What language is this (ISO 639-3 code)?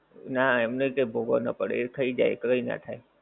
guj